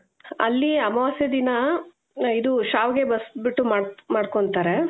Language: Kannada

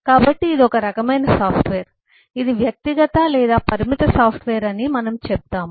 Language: Telugu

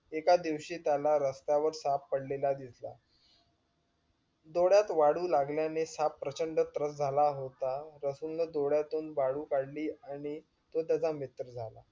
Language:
Marathi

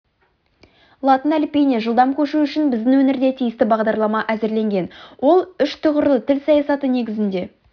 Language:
Kazakh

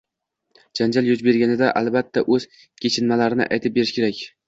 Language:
Uzbek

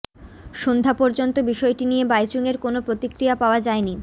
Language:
Bangla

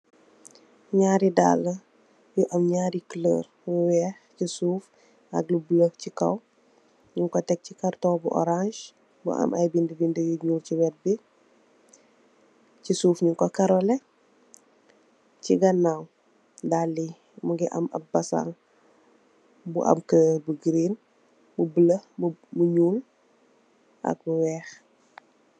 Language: Wolof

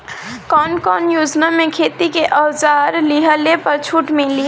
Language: Bhojpuri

